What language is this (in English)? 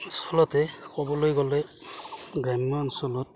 Assamese